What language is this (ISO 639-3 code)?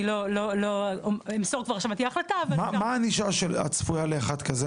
heb